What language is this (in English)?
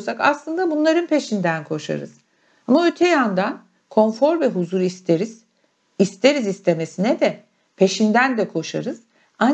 Turkish